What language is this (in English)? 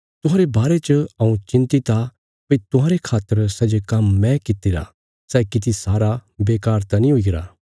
Bilaspuri